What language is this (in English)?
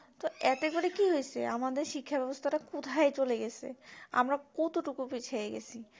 Bangla